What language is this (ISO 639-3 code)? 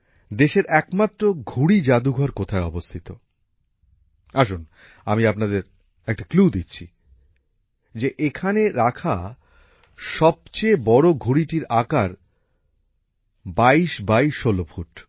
ben